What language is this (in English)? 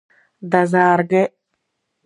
Abkhazian